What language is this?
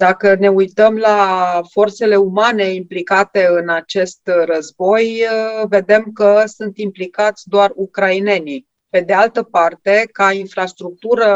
Romanian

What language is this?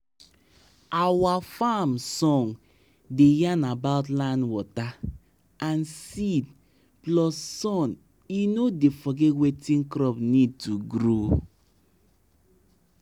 Nigerian Pidgin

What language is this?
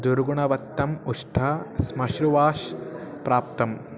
Sanskrit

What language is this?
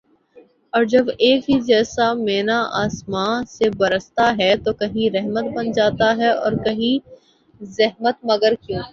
Urdu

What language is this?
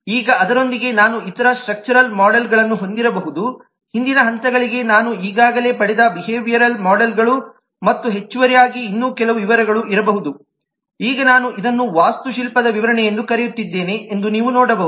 Kannada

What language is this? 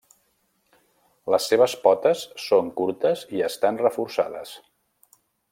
Catalan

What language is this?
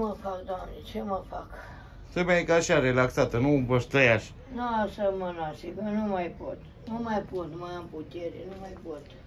Romanian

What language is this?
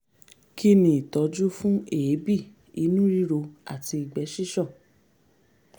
Yoruba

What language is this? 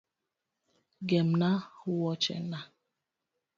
Luo (Kenya and Tanzania)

